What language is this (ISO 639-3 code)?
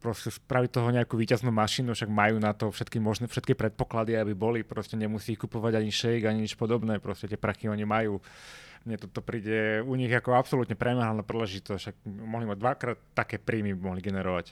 slk